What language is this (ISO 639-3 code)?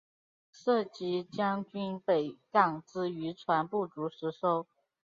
zho